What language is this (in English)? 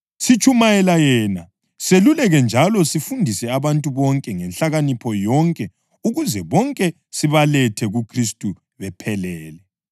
North Ndebele